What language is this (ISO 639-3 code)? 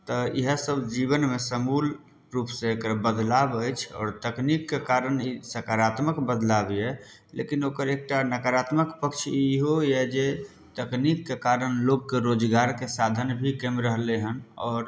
mai